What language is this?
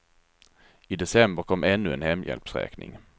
Swedish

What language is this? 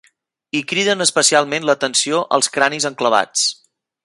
Catalan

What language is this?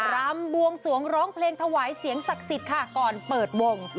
Thai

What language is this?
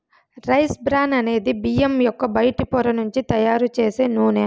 Telugu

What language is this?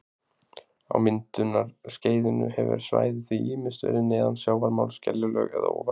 Icelandic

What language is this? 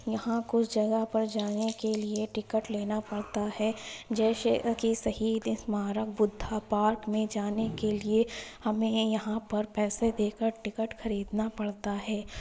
Urdu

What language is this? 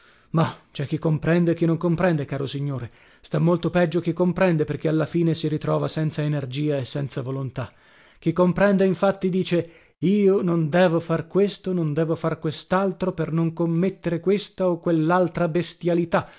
Italian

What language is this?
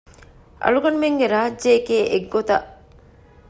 Divehi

